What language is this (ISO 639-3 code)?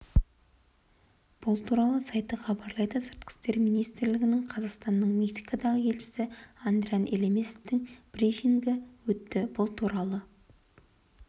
kaz